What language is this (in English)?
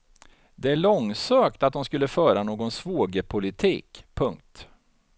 Swedish